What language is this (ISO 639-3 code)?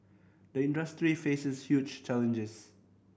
eng